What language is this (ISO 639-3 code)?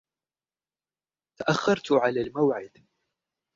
ara